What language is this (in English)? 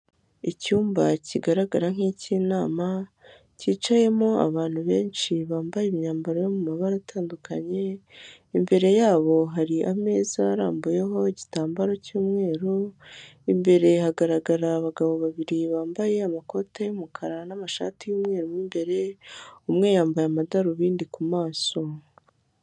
Kinyarwanda